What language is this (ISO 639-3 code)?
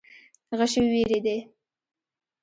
pus